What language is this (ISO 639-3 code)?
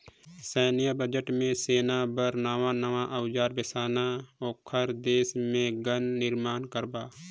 hne